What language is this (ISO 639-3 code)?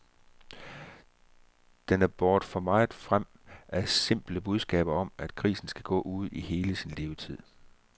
dan